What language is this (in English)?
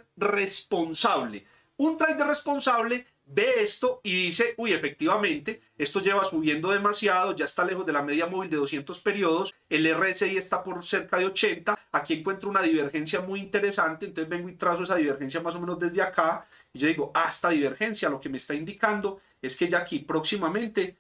Spanish